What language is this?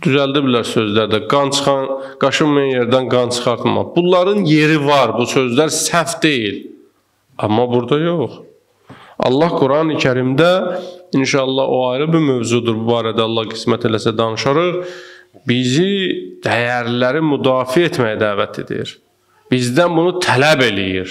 Turkish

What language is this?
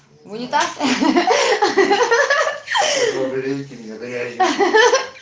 Russian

